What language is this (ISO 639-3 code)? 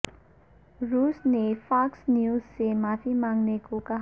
urd